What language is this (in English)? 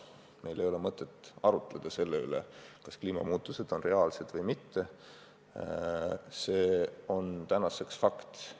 Estonian